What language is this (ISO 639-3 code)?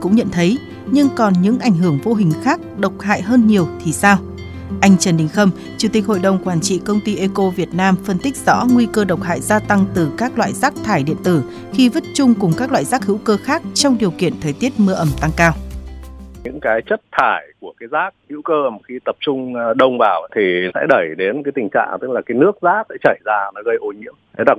vie